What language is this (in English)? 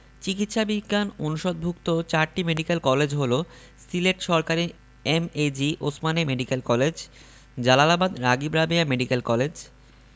Bangla